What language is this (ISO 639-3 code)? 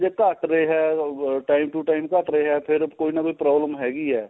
pan